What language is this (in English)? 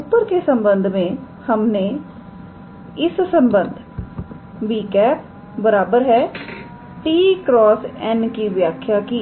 Hindi